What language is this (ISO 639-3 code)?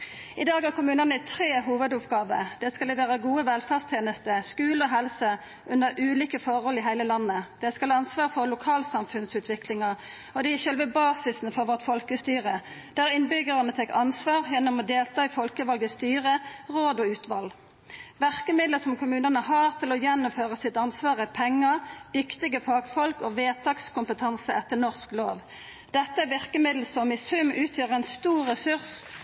nno